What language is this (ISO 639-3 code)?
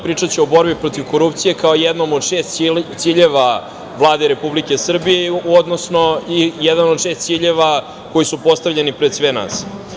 srp